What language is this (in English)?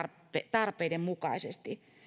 Finnish